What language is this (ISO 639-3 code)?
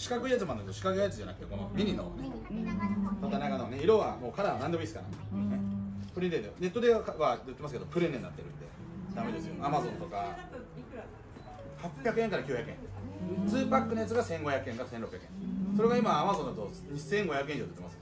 jpn